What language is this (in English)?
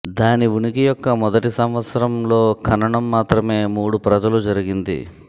Telugu